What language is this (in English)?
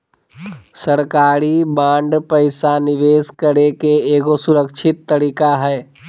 Magahi